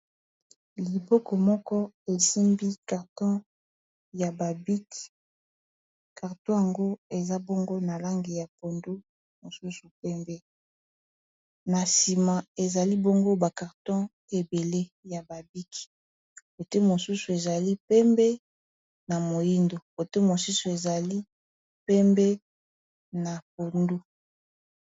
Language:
Lingala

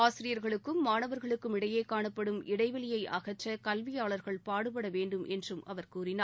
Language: Tamil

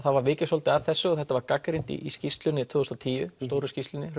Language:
Icelandic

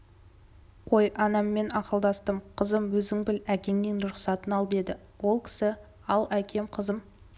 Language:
Kazakh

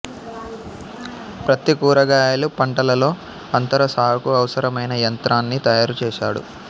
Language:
Telugu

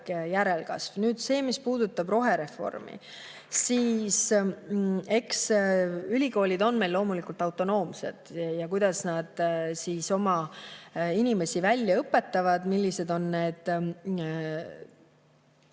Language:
Estonian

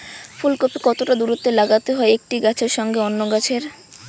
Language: Bangla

